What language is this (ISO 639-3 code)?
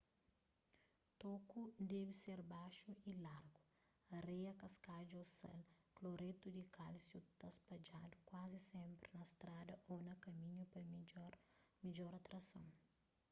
kea